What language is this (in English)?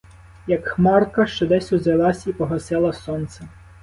Ukrainian